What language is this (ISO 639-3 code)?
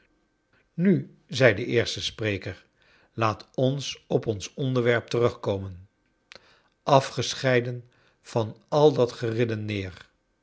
nld